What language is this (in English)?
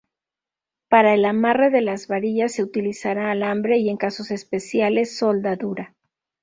Spanish